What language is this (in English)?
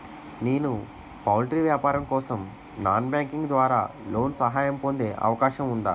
Telugu